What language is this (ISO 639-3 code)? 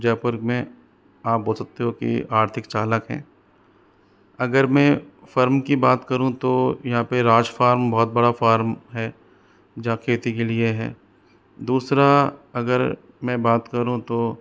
hin